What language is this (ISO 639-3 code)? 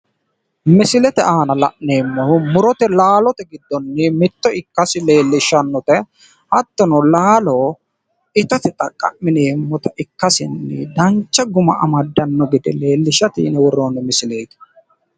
sid